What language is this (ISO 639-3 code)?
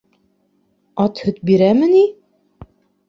bak